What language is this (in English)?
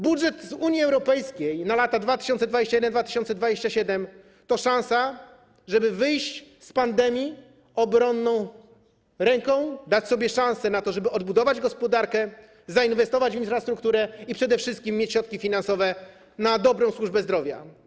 Polish